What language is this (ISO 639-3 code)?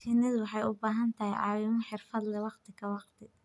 som